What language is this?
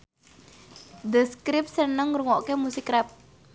Javanese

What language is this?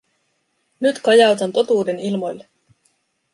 Finnish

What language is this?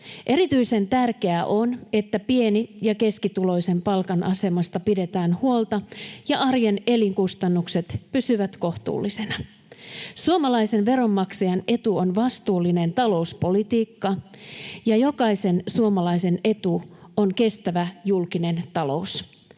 Finnish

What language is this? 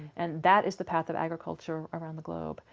English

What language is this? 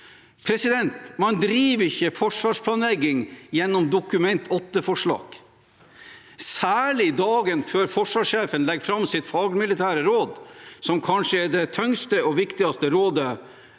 Norwegian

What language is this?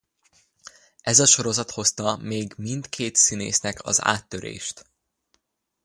Hungarian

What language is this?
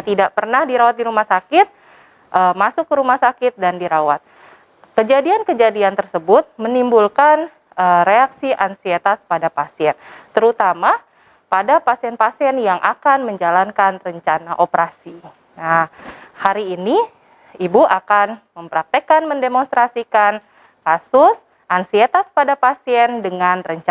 Indonesian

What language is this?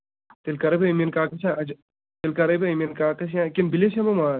Kashmiri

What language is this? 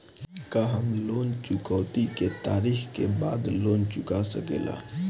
Bhojpuri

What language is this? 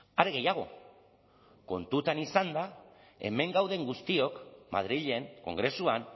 Basque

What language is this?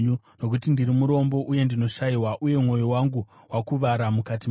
Shona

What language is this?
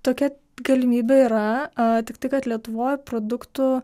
Lithuanian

